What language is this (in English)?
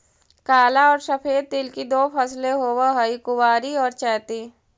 Magahi